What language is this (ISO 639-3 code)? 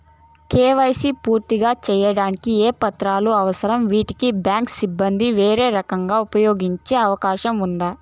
tel